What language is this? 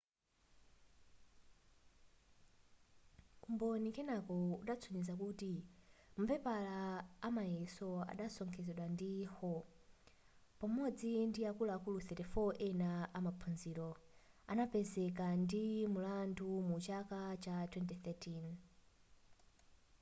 Nyanja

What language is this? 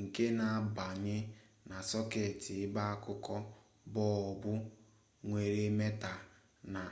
Igbo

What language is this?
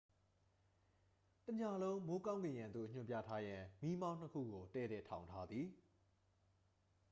Burmese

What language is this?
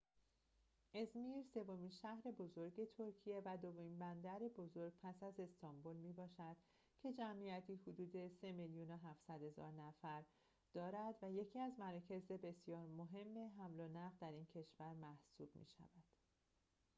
Persian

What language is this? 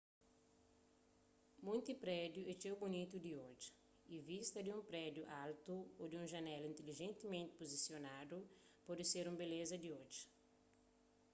Kabuverdianu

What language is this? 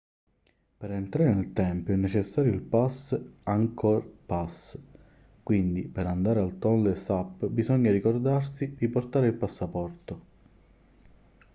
Italian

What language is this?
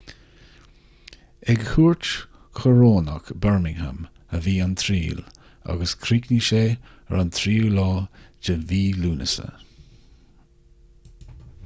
Irish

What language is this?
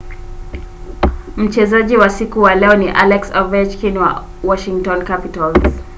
Swahili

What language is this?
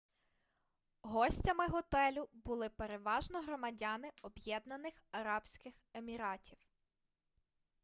Ukrainian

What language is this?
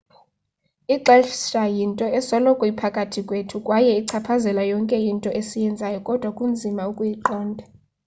Xhosa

